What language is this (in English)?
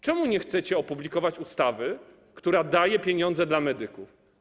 Polish